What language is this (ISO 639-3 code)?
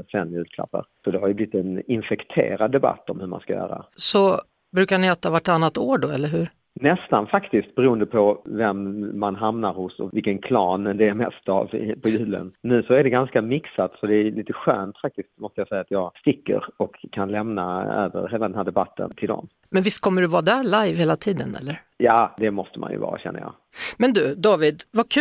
swe